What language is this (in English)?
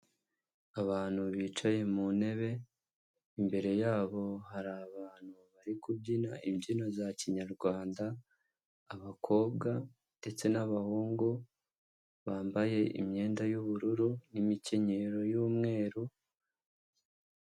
Kinyarwanda